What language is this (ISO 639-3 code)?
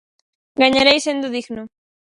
glg